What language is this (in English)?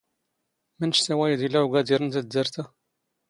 Standard Moroccan Tamazight